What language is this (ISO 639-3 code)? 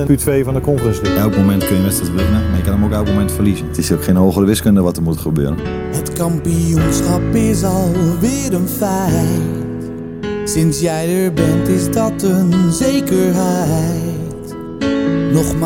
nld